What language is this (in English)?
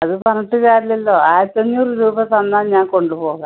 Malayalam